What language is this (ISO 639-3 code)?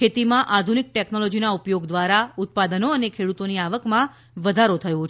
guj